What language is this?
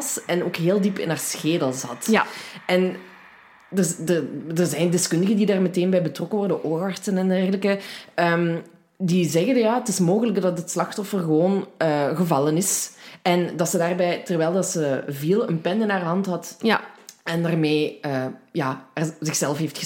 Dutch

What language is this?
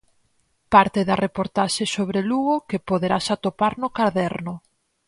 Galician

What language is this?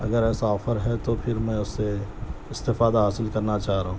Urdu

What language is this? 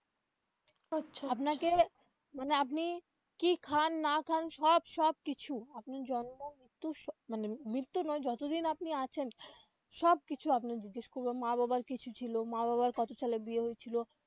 Bangla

